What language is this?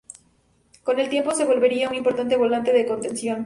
Spanish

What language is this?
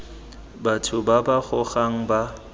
Tswana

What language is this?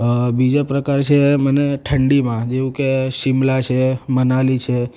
Gujarati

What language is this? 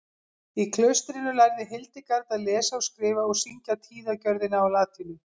Icelandic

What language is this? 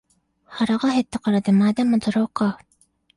Japanese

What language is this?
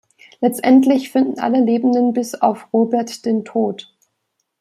German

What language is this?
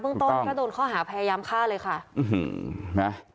Thai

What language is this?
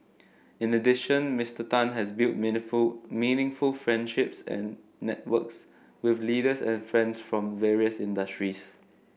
English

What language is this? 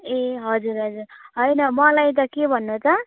Nepali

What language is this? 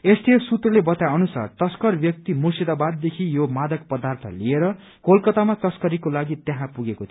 Nepali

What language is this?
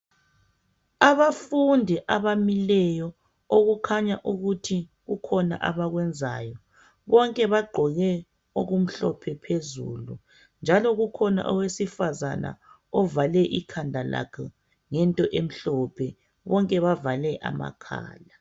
North Ndebele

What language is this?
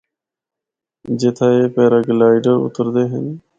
Northern Hindko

